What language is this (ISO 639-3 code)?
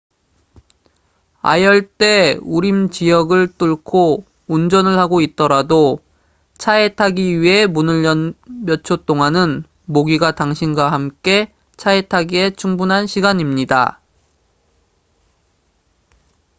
kor